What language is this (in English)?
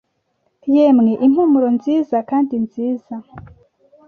Kinyarwanda